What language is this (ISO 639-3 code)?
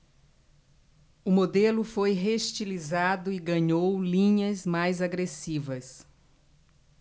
por